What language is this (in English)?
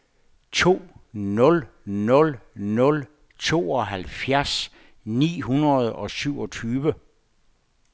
Danish